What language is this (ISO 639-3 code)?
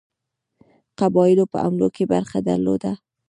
pus